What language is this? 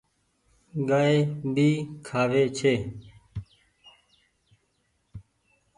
Goaria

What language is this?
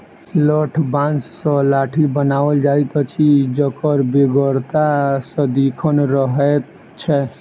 Maithili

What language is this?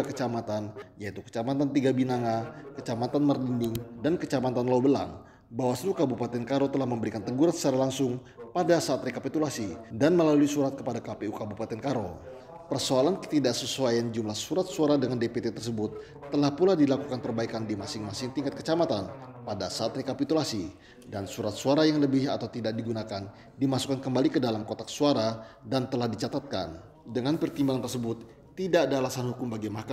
Indonesian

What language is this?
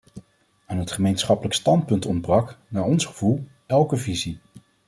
Dutch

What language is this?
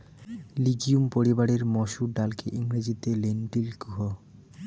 Bangla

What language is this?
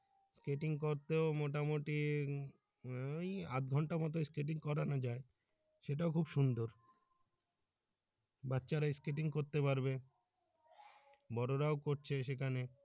Bangla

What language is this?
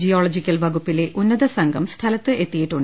Malayalam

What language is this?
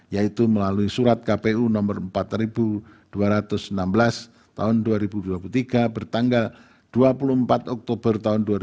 Indonesian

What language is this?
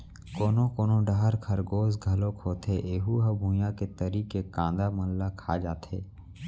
Chhattisgarhi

